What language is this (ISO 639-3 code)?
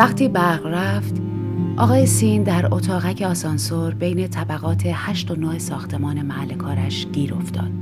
fas